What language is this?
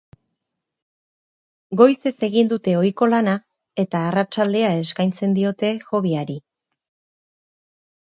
Basque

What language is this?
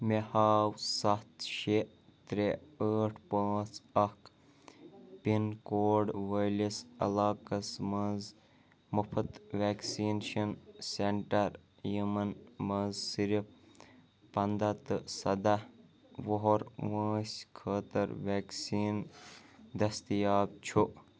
Kashmiri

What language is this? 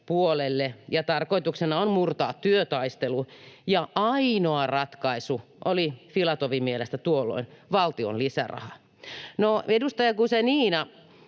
Finnish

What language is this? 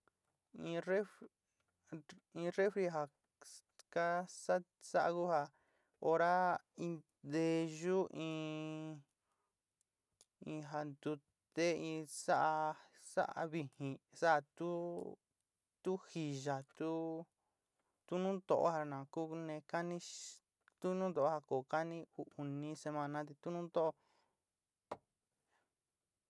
Sinicahua Mixtec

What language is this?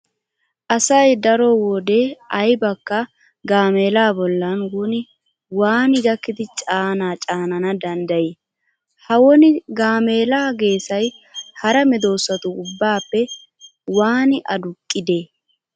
Wolaytta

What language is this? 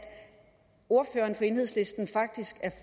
Danish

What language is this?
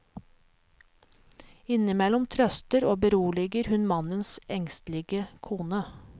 Norwegian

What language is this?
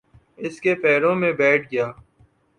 Urdu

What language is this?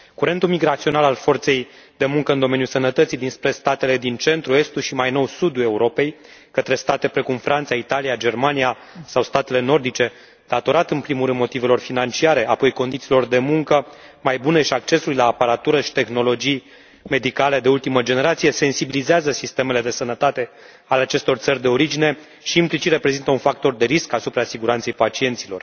Romanian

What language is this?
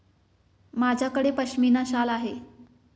Marathi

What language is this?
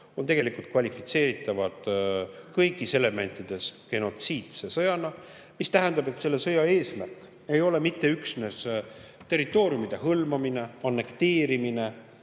Estonian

